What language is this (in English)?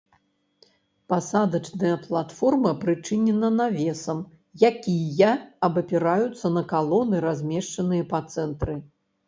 Belarusian